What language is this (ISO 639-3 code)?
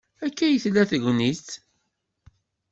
kab